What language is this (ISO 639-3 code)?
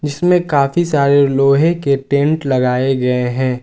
hin